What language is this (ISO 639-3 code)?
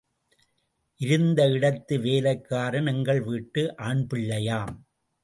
tam